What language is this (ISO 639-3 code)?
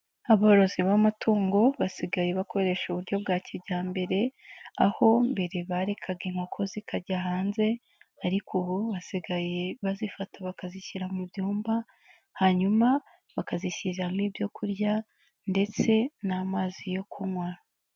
kin